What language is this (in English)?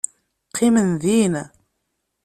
Kabyle